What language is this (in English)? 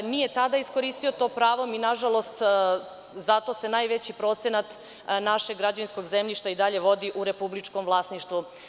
Serbian